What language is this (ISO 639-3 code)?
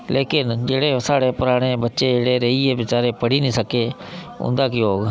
doi